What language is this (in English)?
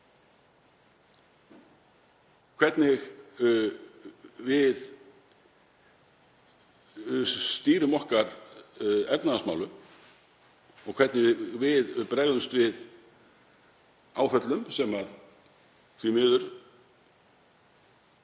Icelandic